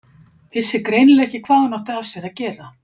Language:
Icelandic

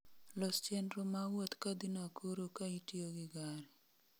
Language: Luo (Kenya and Tanzania)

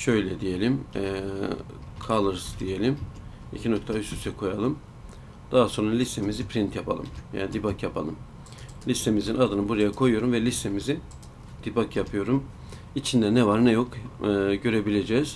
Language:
Turkish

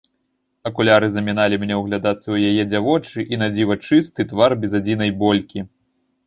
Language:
Belarusian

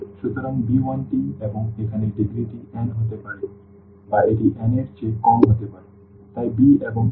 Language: Bangla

